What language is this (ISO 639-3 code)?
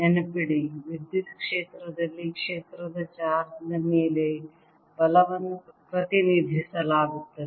kan